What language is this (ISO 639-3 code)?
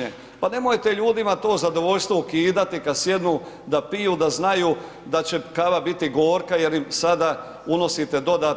hrv